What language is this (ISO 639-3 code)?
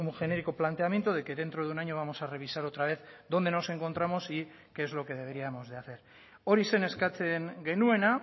spa